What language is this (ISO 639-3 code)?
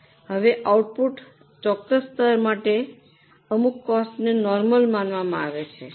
guj